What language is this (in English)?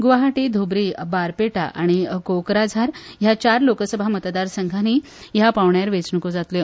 Konkani